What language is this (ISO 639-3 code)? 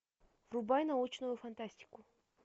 rus